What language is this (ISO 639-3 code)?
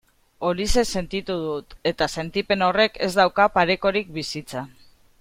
eus